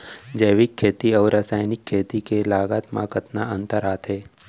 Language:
Chhattisgarhi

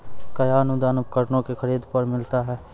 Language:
Maithili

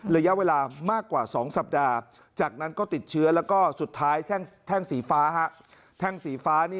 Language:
Thai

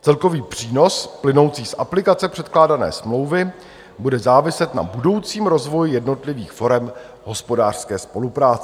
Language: Czech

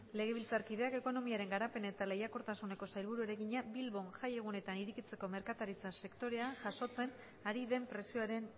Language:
Basque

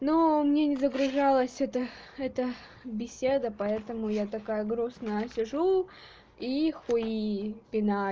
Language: Russian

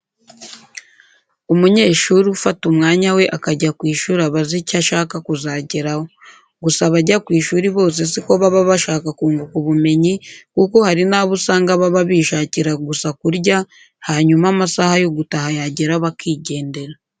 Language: Kinyarwanda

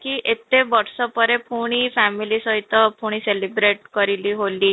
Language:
Odia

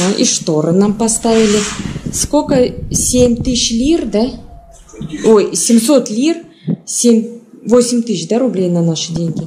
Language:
Russian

